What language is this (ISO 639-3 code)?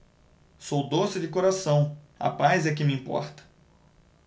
por